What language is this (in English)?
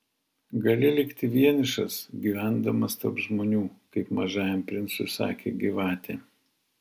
Lithuanian